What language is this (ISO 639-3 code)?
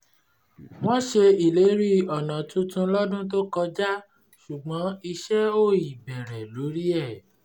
yor